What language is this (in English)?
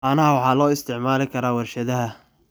Somali